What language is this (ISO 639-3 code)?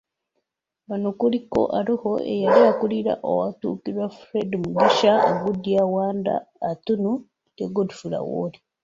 lug